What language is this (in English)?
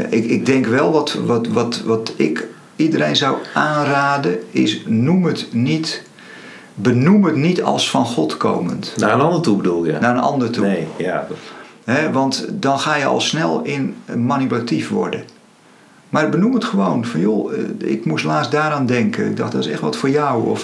Dutch